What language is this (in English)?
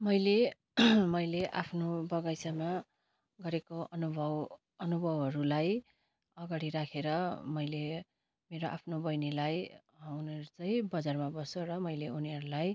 Nepali